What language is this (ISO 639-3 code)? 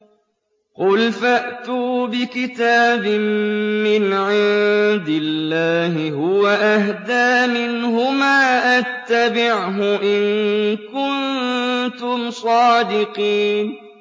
ara